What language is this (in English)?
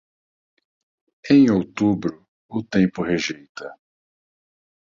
Portuguese